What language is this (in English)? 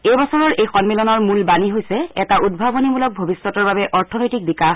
Assamese